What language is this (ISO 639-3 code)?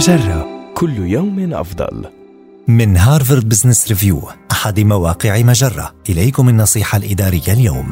ara